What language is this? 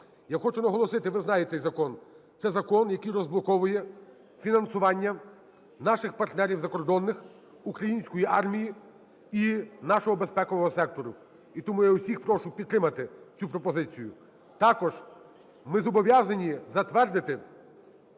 Ukrainian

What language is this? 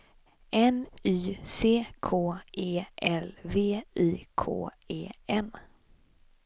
Swedish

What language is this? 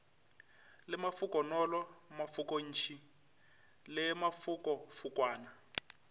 Northern Sotho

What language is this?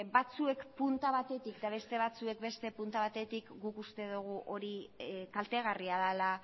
Basque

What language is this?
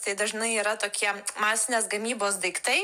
Lithuanian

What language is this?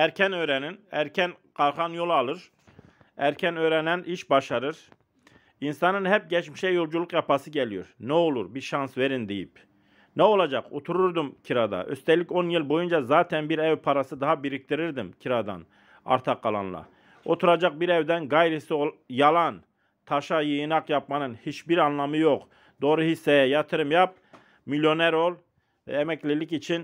Turkish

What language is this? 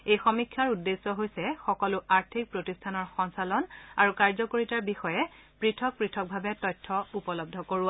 Assamese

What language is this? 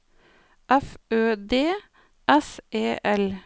Norwegian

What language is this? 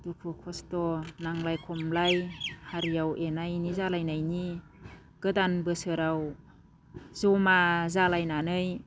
Bodo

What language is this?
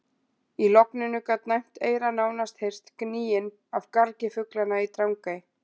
Icelandic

